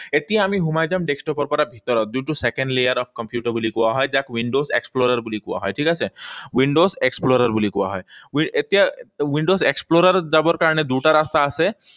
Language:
Assamese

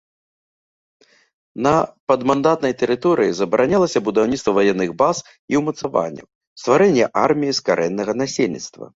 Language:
Belarusian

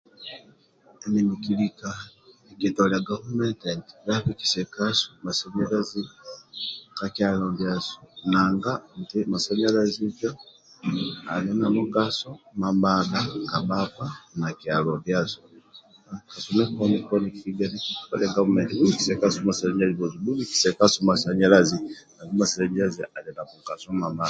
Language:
Amba (Uganda)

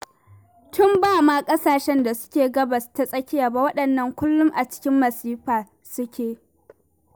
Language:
Hausa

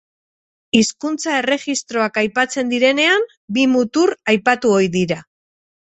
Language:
Basque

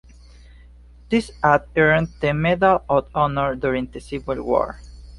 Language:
English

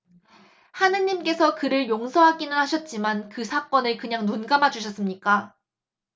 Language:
Korean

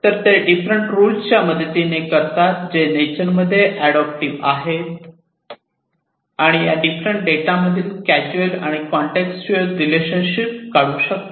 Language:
Marathi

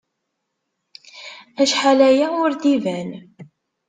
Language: Kabyle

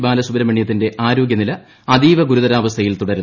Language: Malayalam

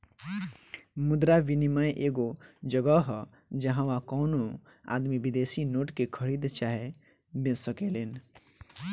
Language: Bhojpuri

